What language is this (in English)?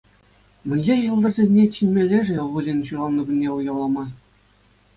Chuvash